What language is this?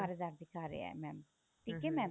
Punjabi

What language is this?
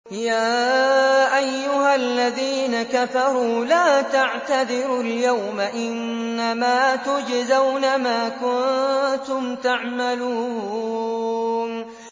Arabic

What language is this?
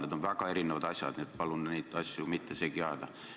Estonian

